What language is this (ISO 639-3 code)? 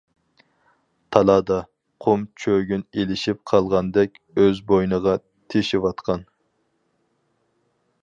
uig